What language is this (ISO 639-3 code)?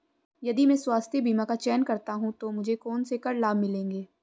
hin